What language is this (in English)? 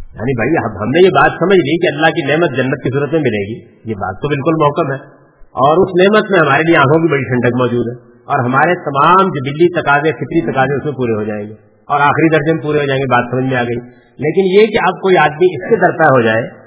Urdu